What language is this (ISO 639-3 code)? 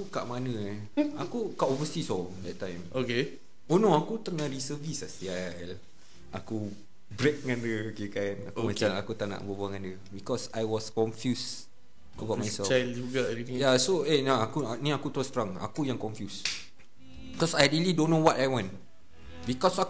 msa